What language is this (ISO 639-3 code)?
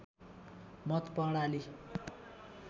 nep